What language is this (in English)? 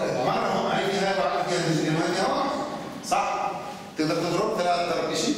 Arabic